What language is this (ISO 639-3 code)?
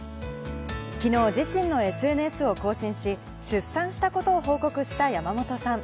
jpn